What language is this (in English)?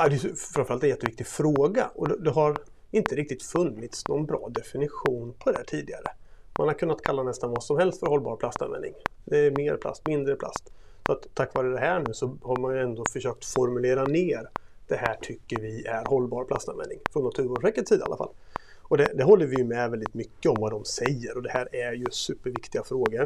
Swedish